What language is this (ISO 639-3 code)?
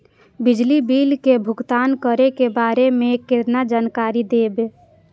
mai